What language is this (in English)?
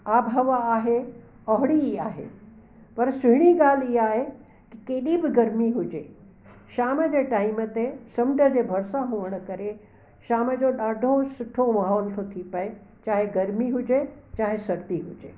Sindhi